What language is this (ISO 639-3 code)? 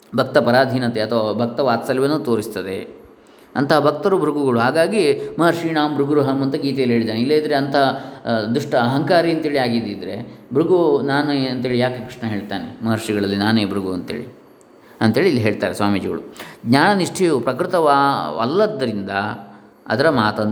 kan